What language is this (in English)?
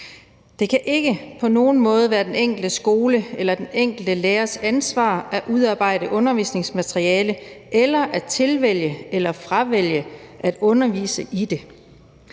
Danish